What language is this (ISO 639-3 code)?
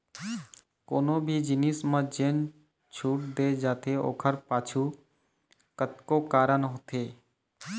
hne